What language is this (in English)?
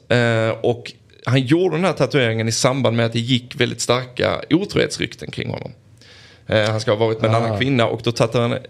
Swedish